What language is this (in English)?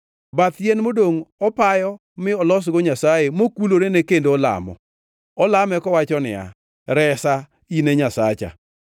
Luo (Kenya and Tanzania)